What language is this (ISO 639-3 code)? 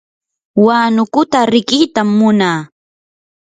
qur